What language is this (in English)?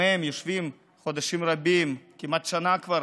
Hebrew